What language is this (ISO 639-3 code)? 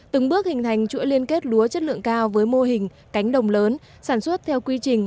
vie